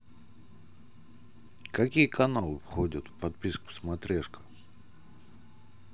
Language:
Russian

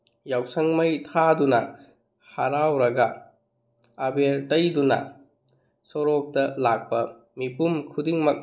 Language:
Manipuri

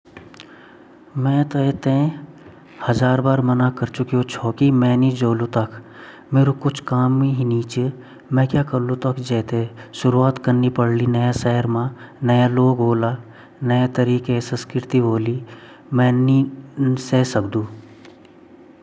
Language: Garhwali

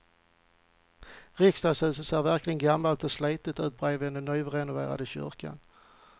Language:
Swedish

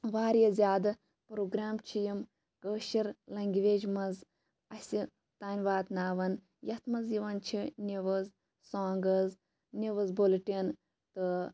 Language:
Kashmiri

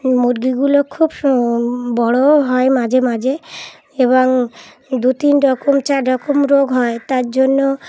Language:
Bangla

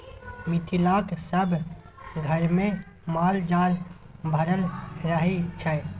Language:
Maithili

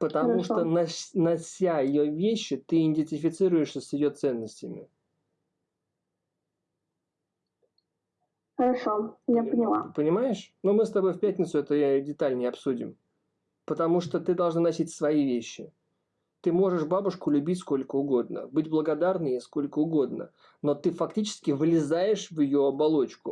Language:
Russian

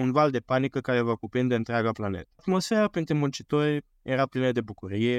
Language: Romanian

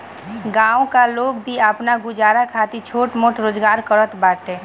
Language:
Bhojpuri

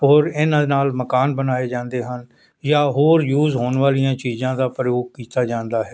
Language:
Punjabi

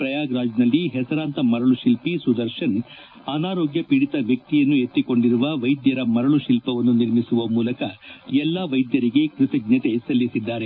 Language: Kannada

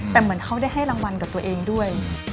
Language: Thai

